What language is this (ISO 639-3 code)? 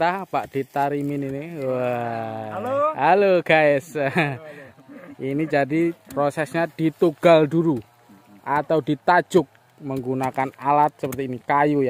ind